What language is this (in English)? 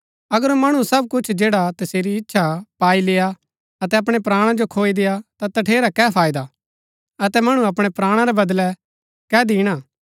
Gaddi